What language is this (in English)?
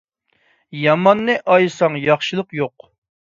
Uyghur